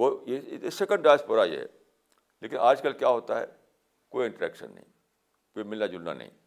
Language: Urdu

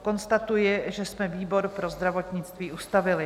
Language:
Czech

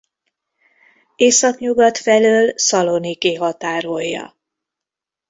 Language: Hungarian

